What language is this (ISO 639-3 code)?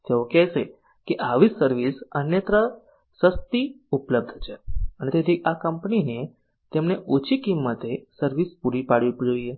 guj